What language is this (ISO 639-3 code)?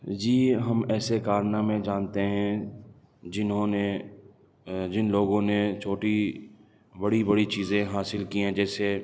urd